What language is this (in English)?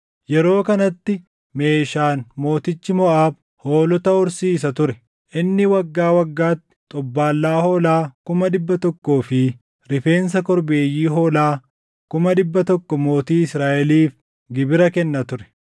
Oromo